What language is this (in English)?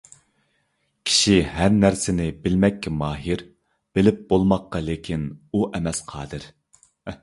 Uyghur